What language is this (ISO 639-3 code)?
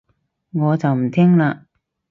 yue